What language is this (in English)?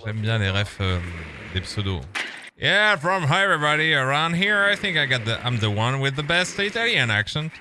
French